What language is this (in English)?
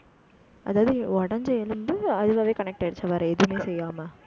Tamil